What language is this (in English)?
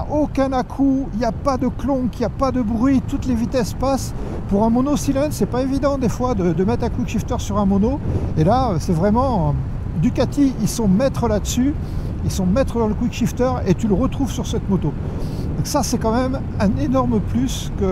French